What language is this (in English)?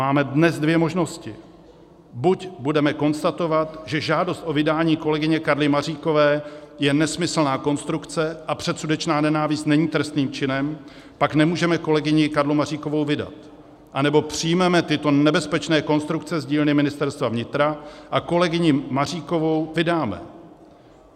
Czech